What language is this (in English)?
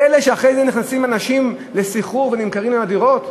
Hebrew